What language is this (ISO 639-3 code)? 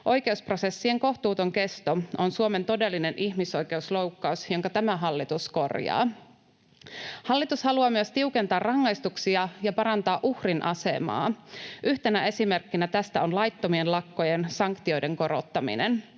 fin